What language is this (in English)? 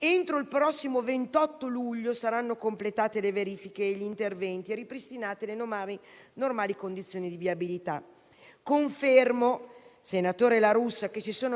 Italian